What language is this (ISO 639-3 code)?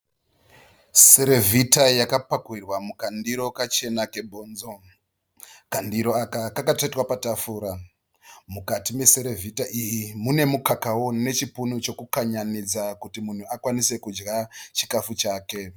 sna